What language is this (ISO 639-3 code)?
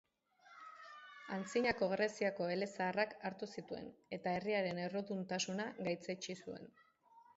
eus